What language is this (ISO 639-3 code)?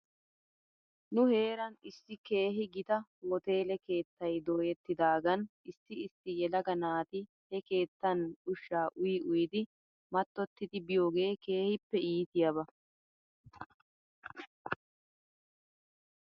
wal